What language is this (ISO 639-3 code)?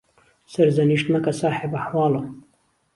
ckb